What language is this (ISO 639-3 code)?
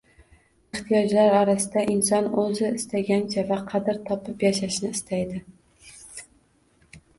uzb